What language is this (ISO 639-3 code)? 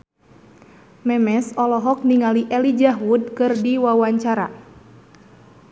sun